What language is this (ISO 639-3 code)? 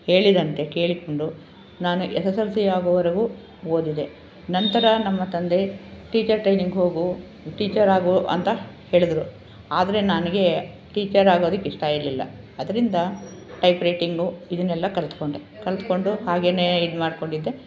kan